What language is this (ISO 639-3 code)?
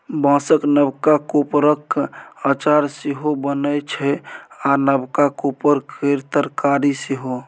mai